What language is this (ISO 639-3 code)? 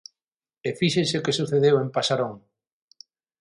glg